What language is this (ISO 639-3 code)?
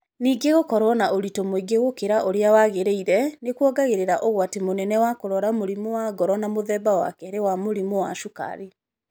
kik